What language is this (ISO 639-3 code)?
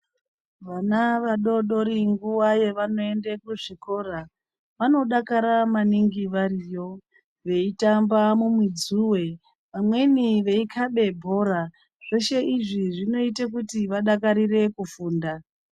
ndc